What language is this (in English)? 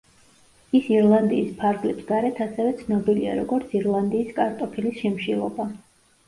Georgian